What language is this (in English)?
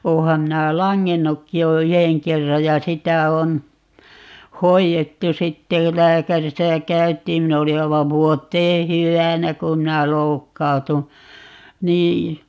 Finnish